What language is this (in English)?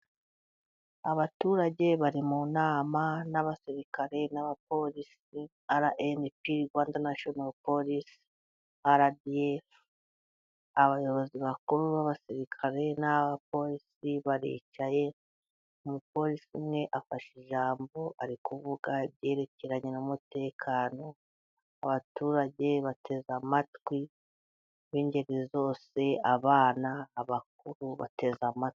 Kinyarwanda